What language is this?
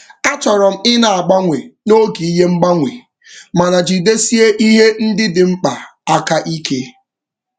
Igbo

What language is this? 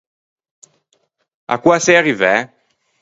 Ligurian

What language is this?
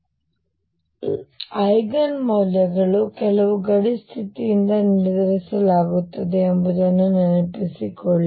Kannada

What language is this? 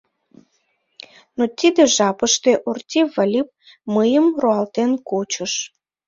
Mari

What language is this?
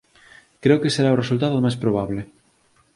Galician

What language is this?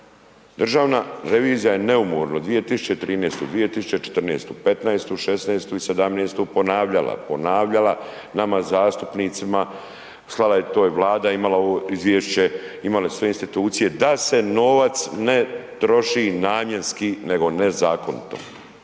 Croatian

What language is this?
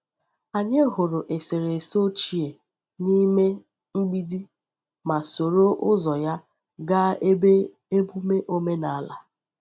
Igbo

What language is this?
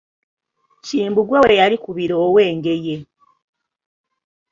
Ganda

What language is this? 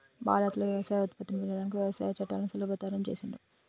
Telugu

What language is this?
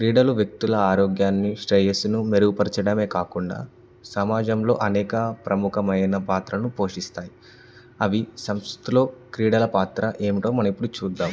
Telugu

